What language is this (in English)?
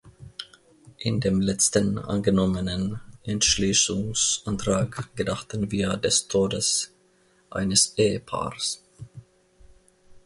German